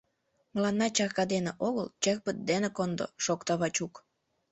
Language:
Mari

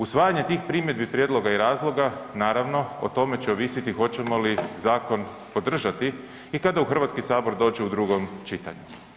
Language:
Croatian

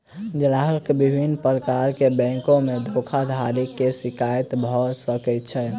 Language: Maithili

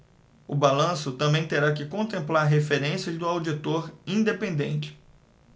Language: Portuguese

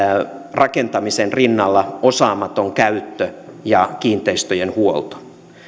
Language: Finnish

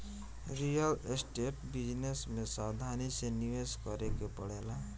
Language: Bhojpuri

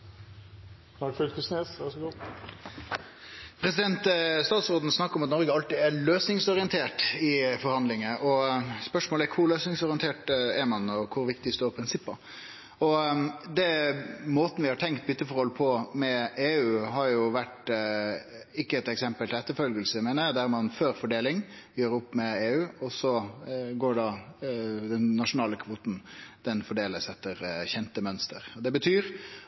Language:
Norwegian Nynorsk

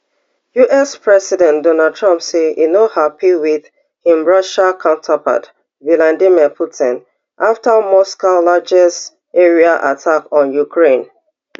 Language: Nigerian Pidgin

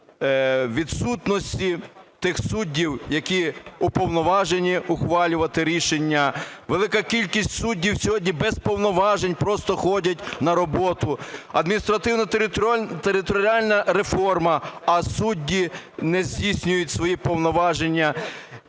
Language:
Ukrainian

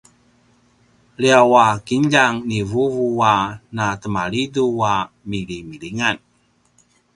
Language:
Paiwan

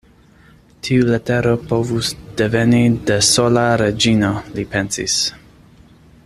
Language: Esperanto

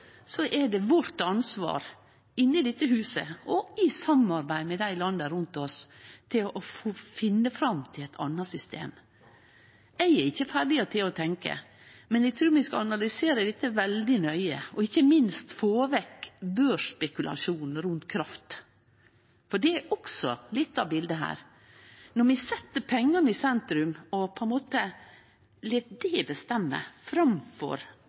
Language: Norwegian Nynorsk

